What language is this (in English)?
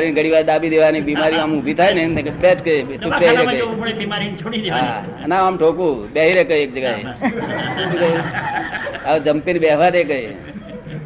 Gujarati